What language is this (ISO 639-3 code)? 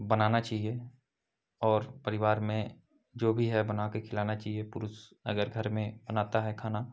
hin